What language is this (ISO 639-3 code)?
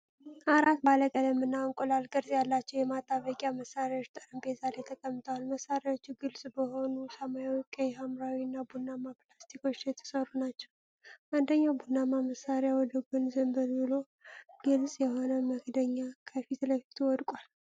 amh